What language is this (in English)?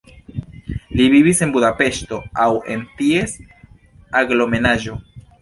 Esperanto